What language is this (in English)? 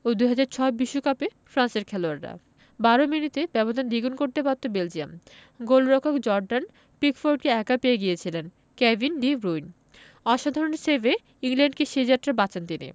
Bangla